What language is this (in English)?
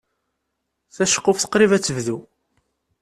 Kabyle